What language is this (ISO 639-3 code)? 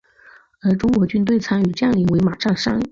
zho